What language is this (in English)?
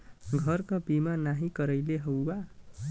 Bhojpuri